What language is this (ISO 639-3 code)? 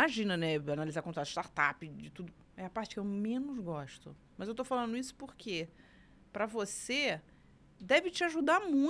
por